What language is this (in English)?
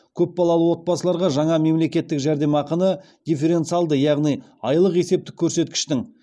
Kazakh